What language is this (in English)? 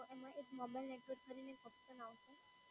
Gujarati